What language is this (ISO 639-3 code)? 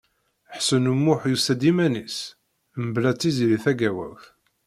kab